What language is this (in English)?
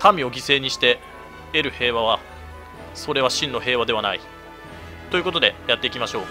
Japanese